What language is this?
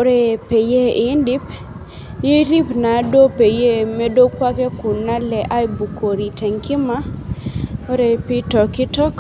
Masai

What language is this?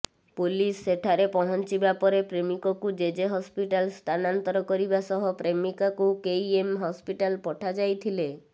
Odia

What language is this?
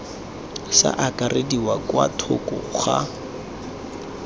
Tswana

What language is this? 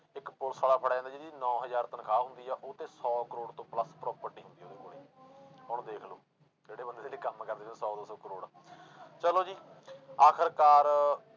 Punjabi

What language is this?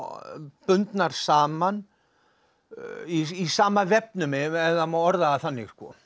Icelandic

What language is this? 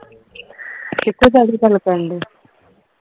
Punjabi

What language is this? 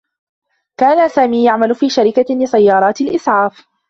Arabic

